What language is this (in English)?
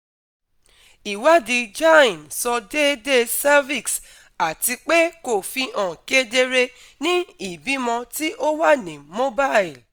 Yoruba